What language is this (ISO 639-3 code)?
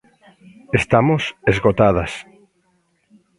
glg